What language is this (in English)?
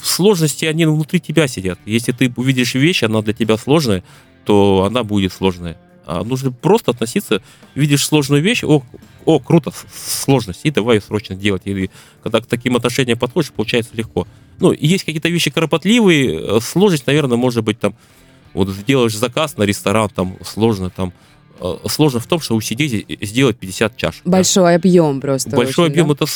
Russian